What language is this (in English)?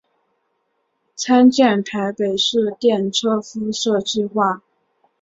Chinese